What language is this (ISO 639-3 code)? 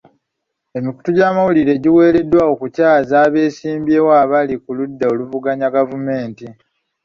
lug